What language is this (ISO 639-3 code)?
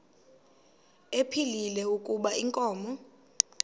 xho